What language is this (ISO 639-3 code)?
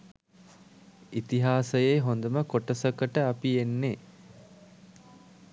sin